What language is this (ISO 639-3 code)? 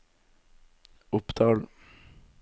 nor